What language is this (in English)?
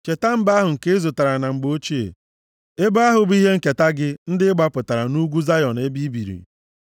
Igbo